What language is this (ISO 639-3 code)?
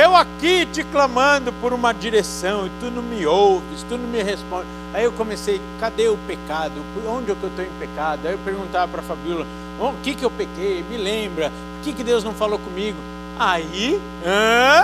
por